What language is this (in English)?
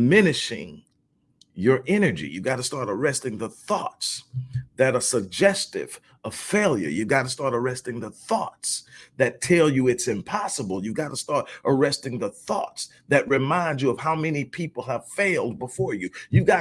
English